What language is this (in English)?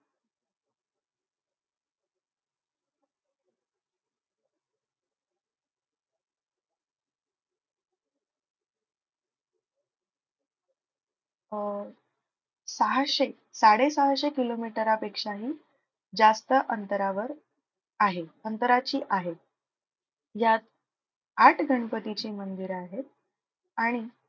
Marathi